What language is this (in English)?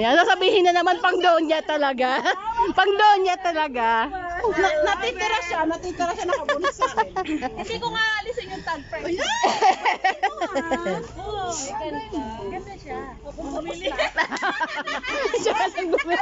Filipino